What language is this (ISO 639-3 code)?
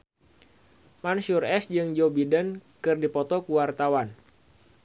sun